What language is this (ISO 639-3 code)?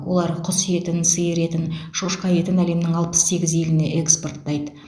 kaz